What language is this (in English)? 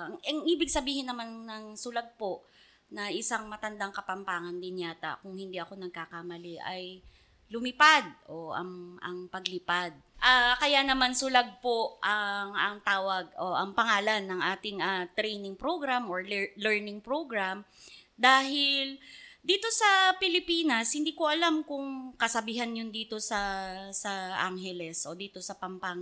Filipino